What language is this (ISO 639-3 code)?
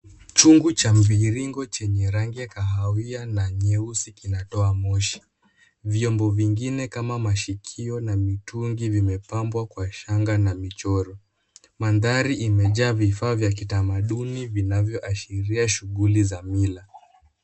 swa